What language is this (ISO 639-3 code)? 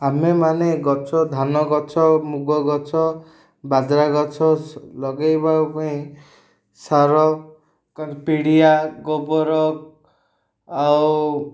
ori